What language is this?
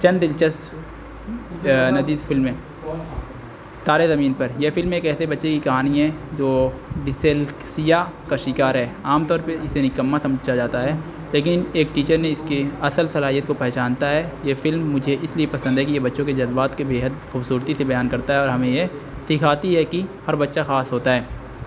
Urdu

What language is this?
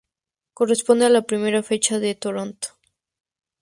Spanish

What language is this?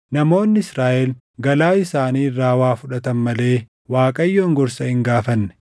Oromo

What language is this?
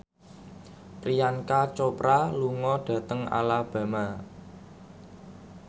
Javanese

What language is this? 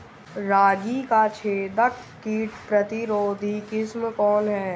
Bhojpuri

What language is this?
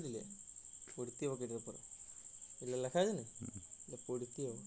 Bangla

